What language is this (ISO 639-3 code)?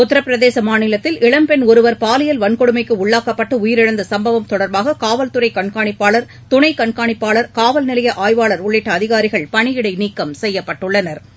tam